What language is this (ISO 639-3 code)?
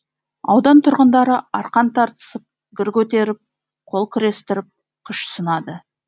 kaz